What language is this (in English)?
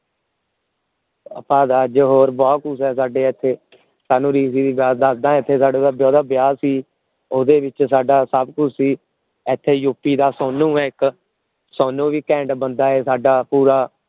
Punjabi